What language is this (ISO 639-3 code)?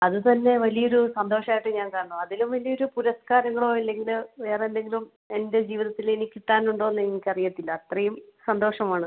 mal